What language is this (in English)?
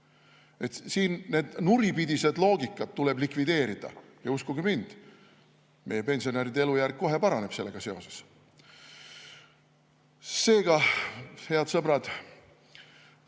Estonian